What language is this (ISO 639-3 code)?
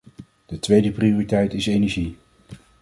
nld